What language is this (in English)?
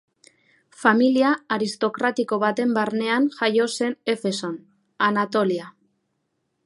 Basque